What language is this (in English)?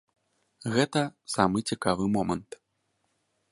Belarusian